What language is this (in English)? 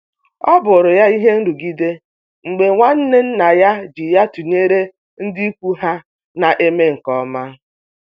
Igbo